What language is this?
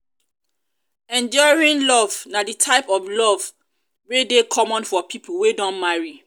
Nigerian Pidgin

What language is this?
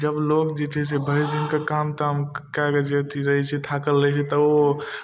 Maithili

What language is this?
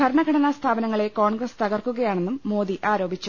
Malayalam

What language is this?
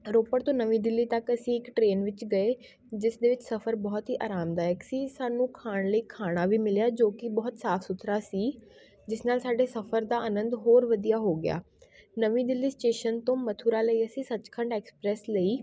Punjabi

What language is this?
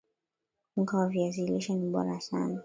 Swahili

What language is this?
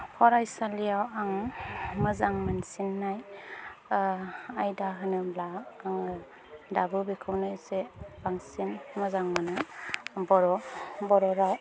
Bodo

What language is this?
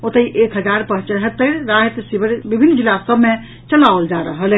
Maithili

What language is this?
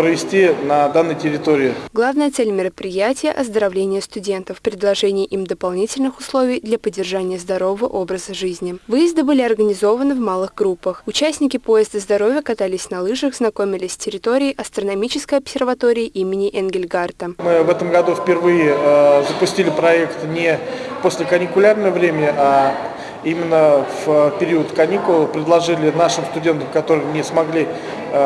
Russian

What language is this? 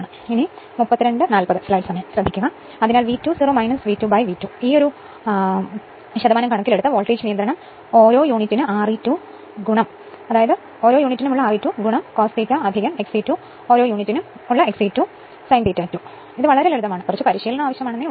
Malayalam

